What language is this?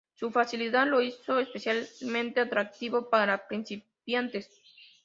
Spanish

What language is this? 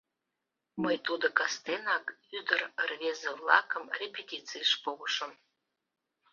Mari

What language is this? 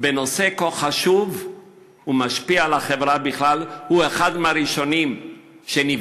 Hebrew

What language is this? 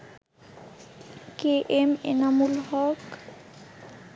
Bangla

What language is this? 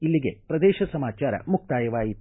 Kannada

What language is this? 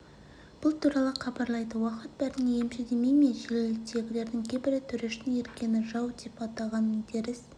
Kazakh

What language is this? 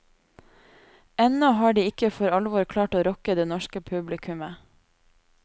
Norwegian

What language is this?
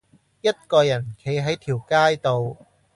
Cantonese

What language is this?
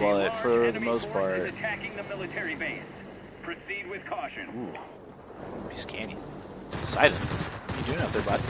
English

